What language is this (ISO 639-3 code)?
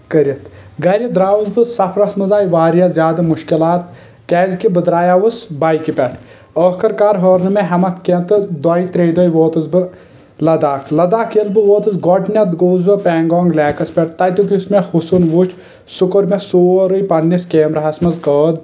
kas